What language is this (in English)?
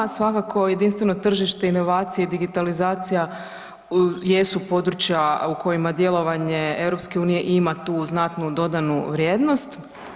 Croatian